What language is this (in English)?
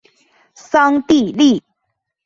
Chinese